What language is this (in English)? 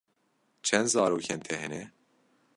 Kurdish